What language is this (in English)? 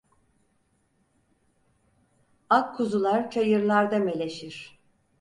Turkish